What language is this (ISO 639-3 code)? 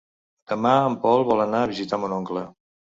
cat